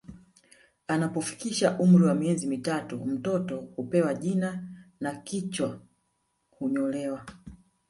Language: Swahili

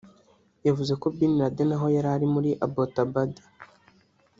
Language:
Kinyarwanda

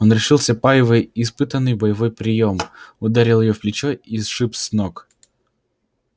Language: Russian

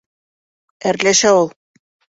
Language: Bashkir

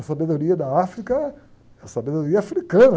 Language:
Portuguese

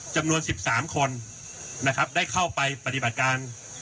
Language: Thai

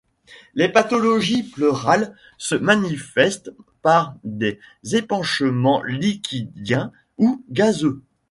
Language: French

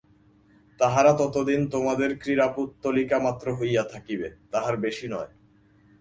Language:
Bangla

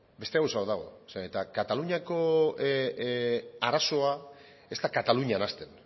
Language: Basque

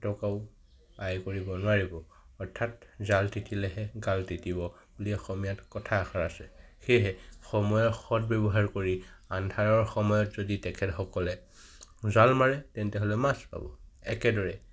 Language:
Assamese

